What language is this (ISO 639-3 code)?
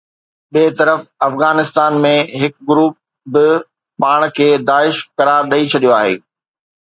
snd